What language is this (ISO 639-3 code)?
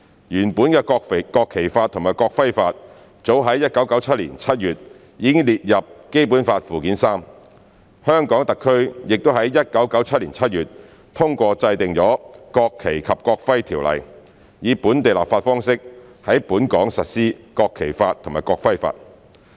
yue